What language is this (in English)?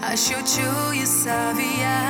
Lithuanian